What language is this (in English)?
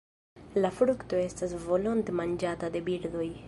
Esperanto